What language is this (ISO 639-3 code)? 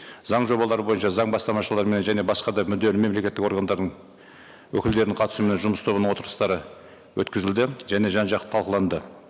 kaz